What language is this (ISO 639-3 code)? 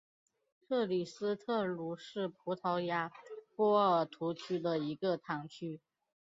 zho